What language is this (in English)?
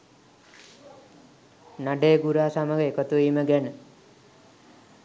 Sinhala